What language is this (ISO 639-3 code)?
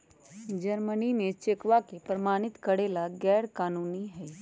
mag